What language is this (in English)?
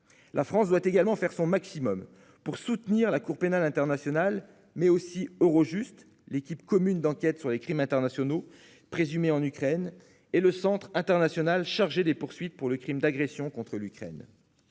French